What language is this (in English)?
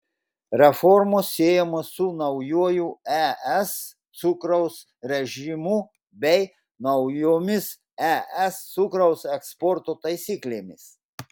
Lithuanian